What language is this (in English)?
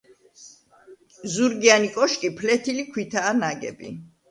Georgian